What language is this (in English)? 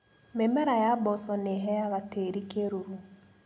Kikuyu